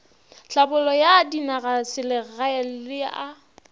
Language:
Northern Sotho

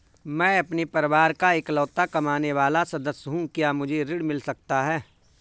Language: Hindi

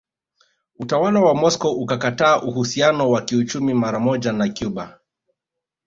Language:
Swahili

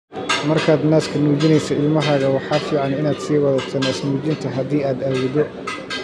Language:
Somali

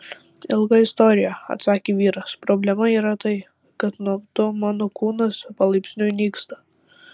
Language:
Lithuanian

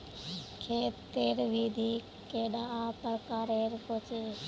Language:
Magahi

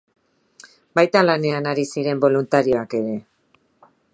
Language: Basque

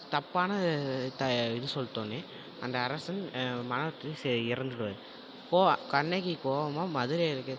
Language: Tamil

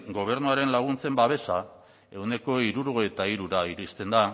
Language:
Basque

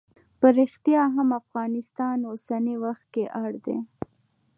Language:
Pashto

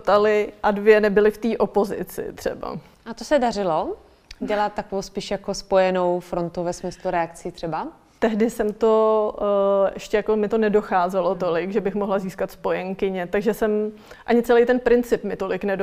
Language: Czech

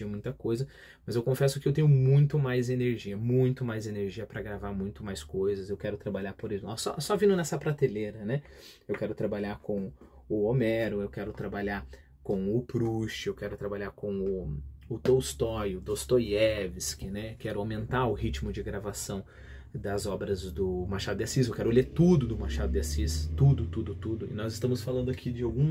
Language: Portuguese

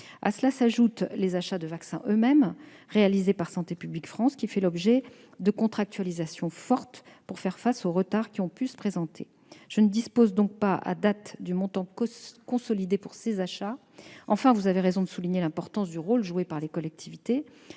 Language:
French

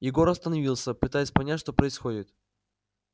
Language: Russian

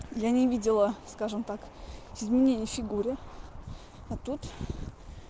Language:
Russian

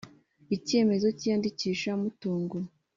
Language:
Kinyarwanda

